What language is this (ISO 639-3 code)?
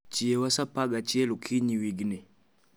luo